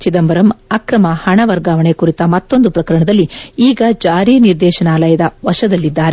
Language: Kannada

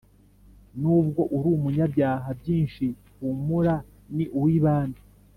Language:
Kinyarwanda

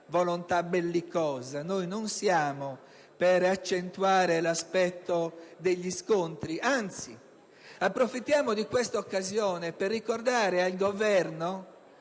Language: Italian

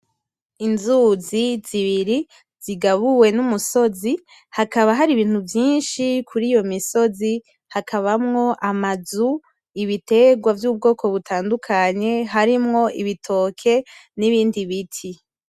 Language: Rundi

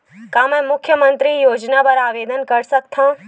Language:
Chhattisgarhi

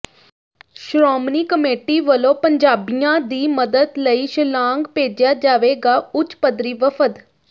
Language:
Punjabi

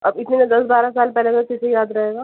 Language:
Urdu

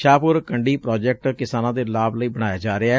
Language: Punjabi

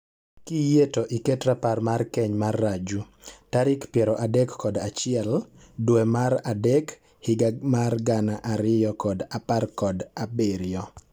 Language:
Luo (Kenya and Tanzania)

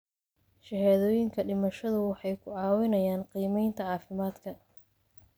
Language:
Somali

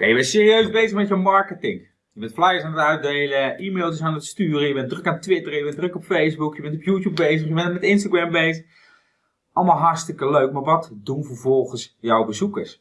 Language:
Dutch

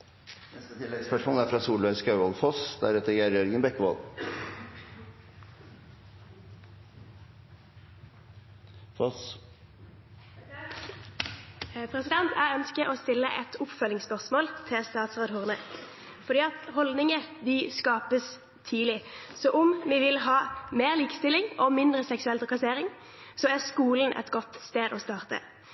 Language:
Norwegian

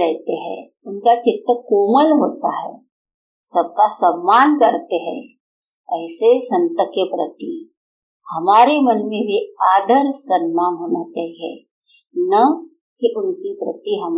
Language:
Hindi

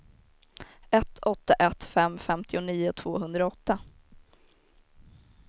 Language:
Swedish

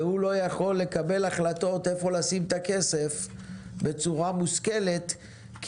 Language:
Hebrew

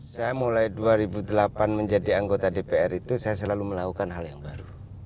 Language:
Indonesian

